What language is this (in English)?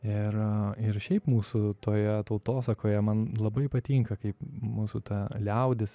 Lithuanian